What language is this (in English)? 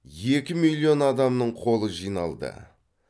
Kazakh